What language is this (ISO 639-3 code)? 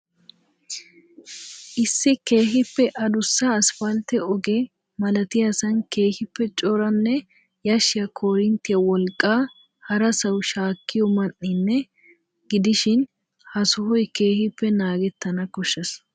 wal